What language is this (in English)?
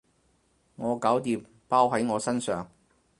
Cantonese